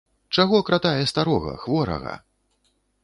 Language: Belarusian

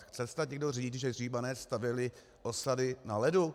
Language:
Czech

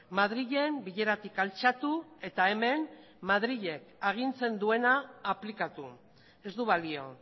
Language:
Basque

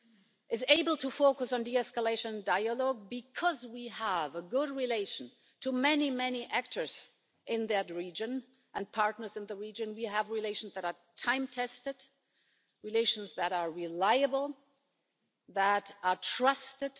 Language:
English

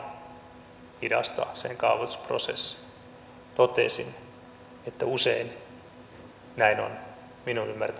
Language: Finnish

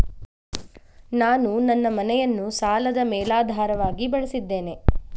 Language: Kannada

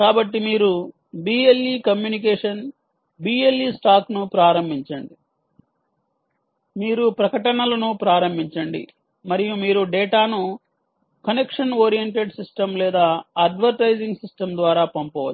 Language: Telugu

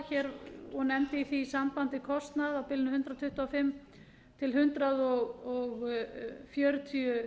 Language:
Icelandic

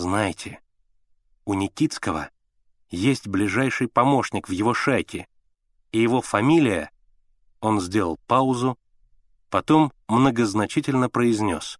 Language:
Russian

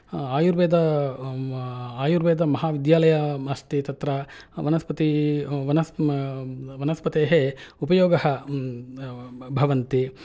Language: Sanskrit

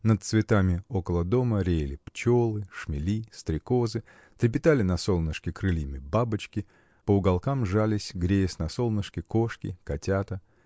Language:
Russian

